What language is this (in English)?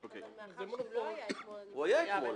Hebrew